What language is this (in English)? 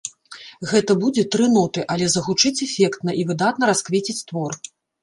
Belarusian